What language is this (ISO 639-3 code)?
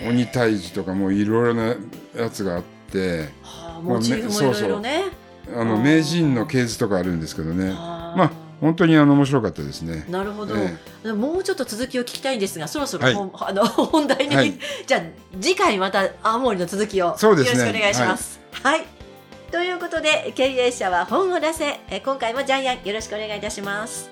jpn